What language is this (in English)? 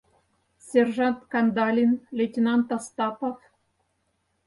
Mari